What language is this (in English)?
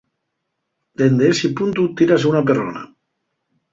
Asturian